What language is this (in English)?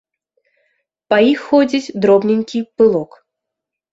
Belarusian